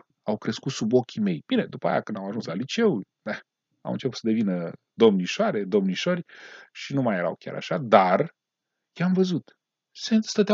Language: Romanian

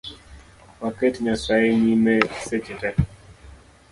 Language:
Luo (Kenya and Tanzania)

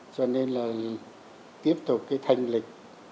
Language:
Vietnamese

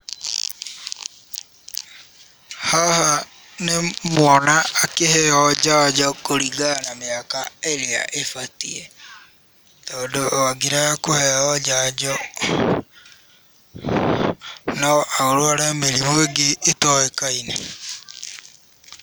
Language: Kikuyu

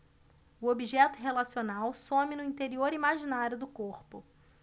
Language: Portuguese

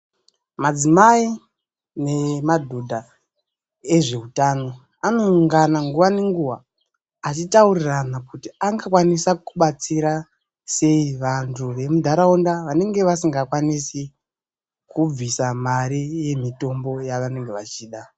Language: Ndau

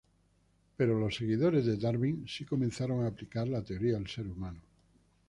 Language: Spanish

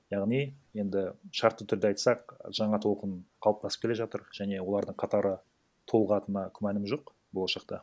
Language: Kazakh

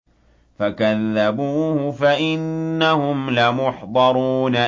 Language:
Arabic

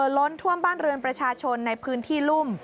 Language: Thai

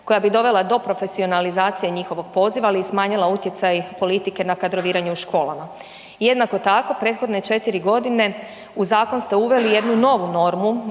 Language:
Croatian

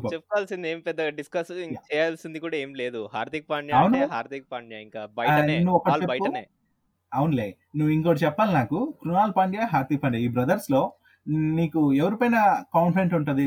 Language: Telugu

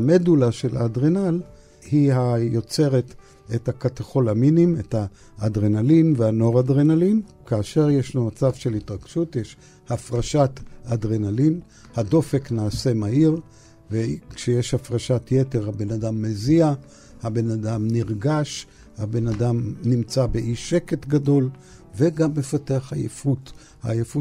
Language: Hebrew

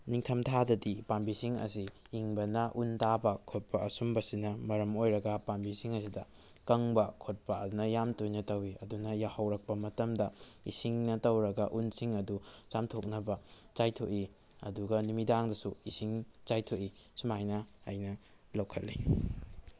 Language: Manipuri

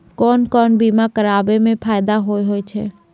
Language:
Maithili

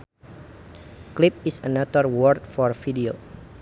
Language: Sundanese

